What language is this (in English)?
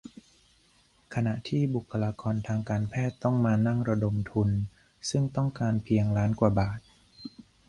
Thai